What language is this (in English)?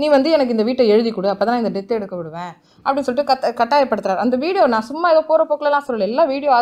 Romanian